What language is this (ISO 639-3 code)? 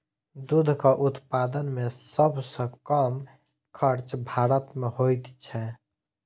mai